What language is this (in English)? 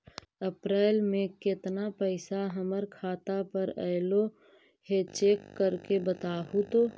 Magahi